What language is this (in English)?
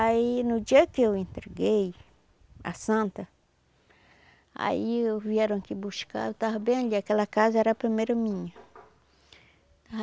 Portuguese